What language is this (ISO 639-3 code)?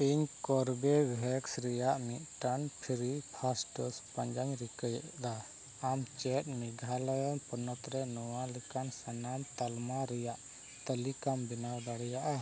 sat